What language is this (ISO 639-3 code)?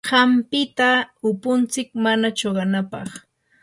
qur